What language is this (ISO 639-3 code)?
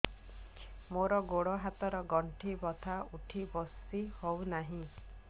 ori